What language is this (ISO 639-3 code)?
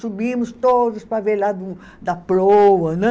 por